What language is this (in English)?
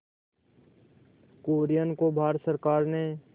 Hindi